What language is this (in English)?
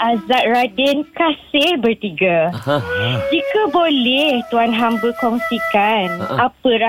Malay